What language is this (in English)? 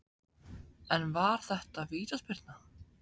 Icelandic